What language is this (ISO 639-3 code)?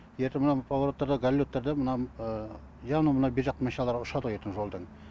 kaz